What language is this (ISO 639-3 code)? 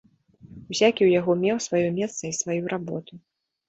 bel